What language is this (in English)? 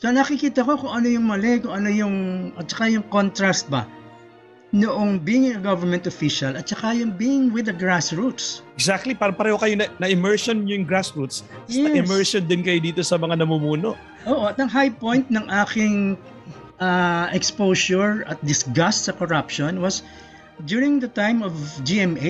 Filipino